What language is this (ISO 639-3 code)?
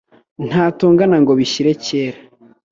kin